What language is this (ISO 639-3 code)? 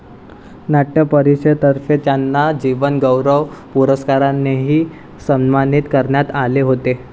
mar